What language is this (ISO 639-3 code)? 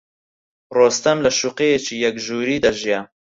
ckb